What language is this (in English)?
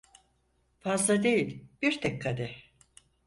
Turkish